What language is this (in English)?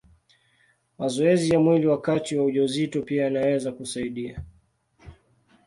Swahili